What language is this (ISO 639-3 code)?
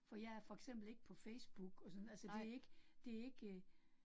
dan